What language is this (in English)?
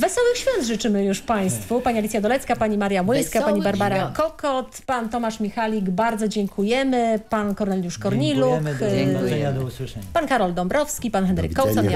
Polish